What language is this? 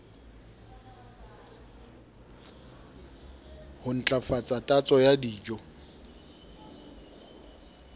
Southern Sotho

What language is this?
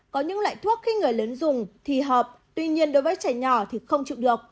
Vietnamese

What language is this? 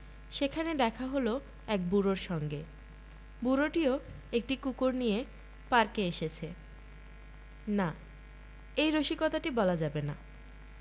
Bangla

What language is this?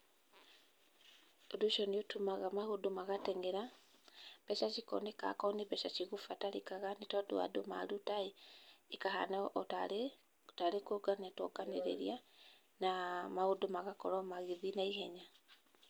Kikuyu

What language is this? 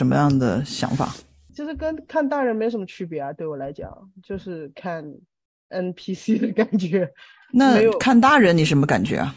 Chinese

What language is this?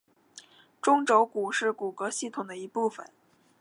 Chinese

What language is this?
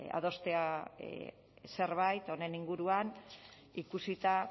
Basque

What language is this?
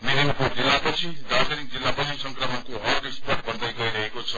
Nepali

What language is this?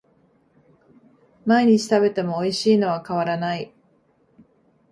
Japanese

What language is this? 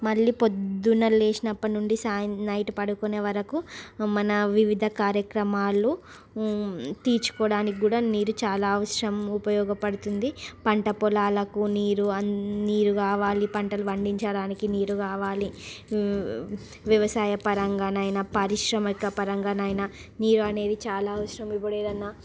Telugu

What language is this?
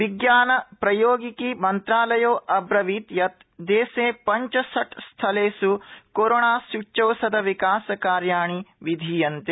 Sanskrit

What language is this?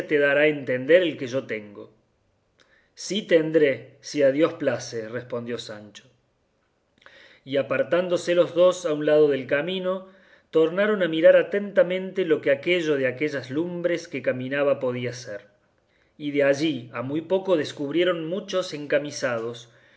Spanish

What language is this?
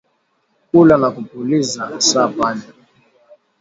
Swahili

